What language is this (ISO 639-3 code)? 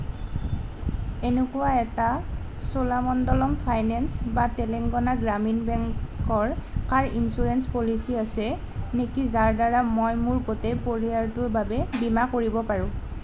asm